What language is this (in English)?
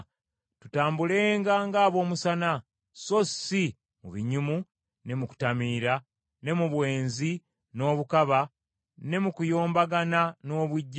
Ganda